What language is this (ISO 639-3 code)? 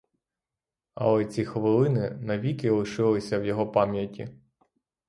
ukr